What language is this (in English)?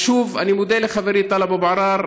Hebrew